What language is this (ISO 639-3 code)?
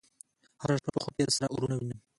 pus